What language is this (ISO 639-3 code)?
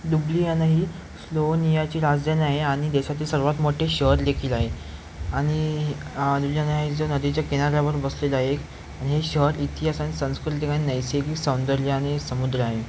mar